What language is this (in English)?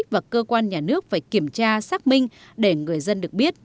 Vietnamese